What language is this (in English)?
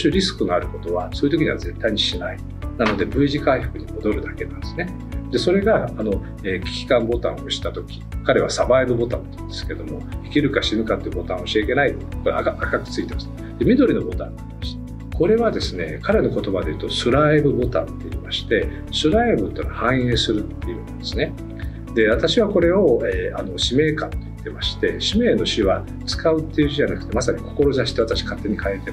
Japanese